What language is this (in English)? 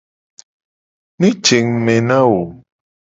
Gen